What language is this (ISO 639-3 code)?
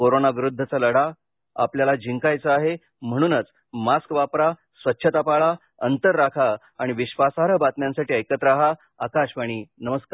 mar